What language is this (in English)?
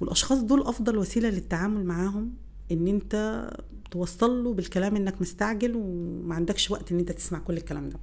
Arabic